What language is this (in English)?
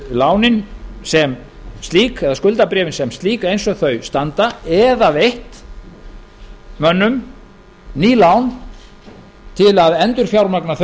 Icelandic